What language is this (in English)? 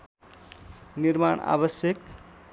Nepali